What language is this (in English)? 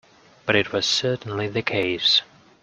English